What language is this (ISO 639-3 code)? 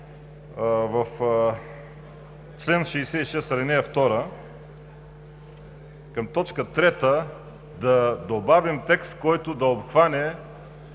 bul